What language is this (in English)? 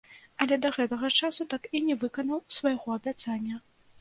Belarusian